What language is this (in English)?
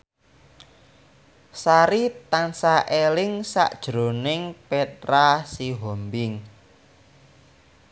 Javanese